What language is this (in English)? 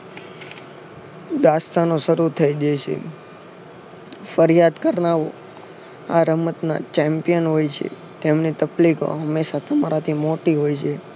Gujarati